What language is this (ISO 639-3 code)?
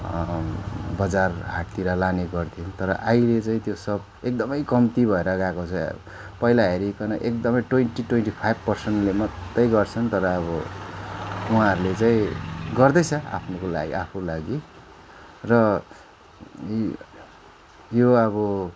nep